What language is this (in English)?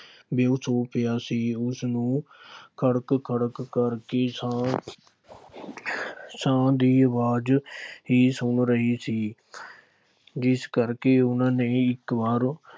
Punjabi